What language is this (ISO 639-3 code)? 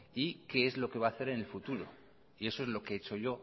spa